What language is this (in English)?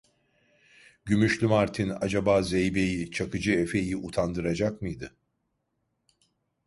Turkish